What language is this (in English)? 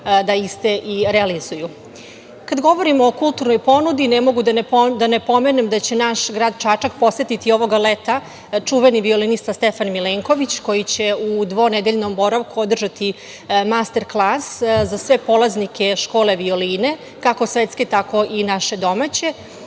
Serbian